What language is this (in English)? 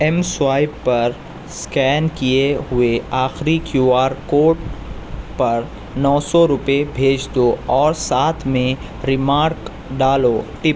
Urdu